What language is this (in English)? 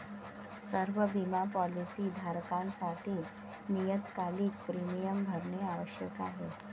Marathi